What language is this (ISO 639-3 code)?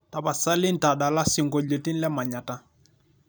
mas